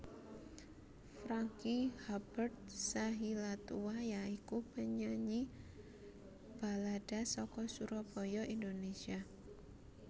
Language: Javanese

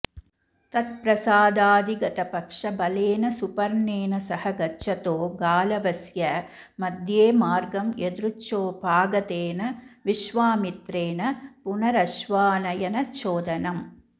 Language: Sanskrit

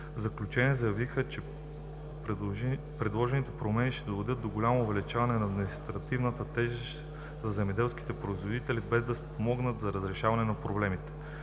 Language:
Bulgarian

